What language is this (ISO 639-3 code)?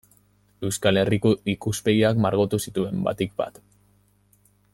eus